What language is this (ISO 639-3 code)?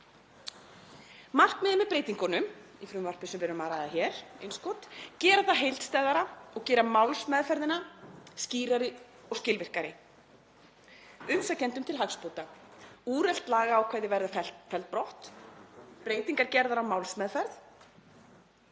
isl